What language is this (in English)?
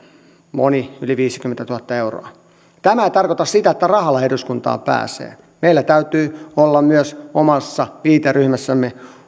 Finnish